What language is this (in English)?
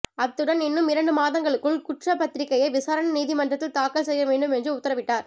Tamil